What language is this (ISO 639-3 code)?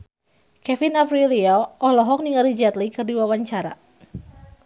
sun